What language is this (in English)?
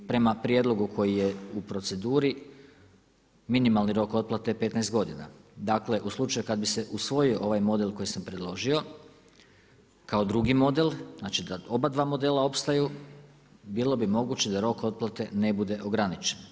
Croatian